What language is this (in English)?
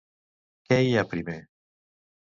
Catalan